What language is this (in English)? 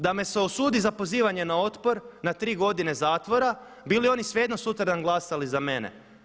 Croatian